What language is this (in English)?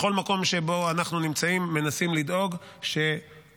Hebrew